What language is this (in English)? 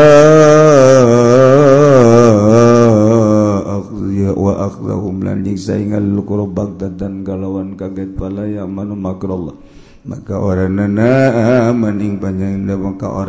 Indonesian